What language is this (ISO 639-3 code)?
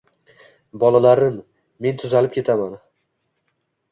uzb